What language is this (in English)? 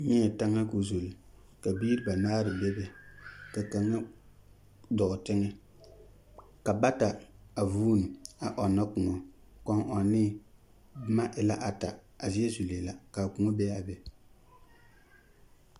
Southern Dagaare